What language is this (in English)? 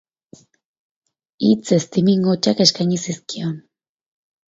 Basque